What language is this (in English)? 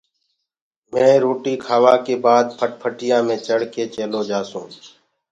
Gurgula